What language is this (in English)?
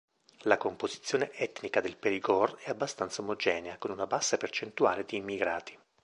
Italian